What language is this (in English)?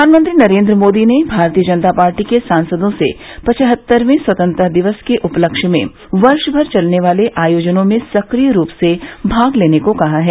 Hindi